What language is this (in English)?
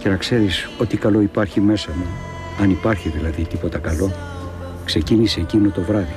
Greek